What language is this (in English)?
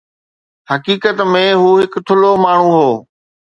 Sindhi